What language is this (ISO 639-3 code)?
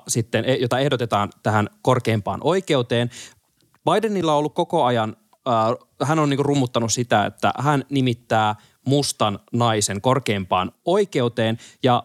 fin